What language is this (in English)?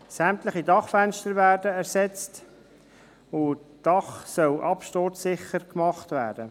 Swiss German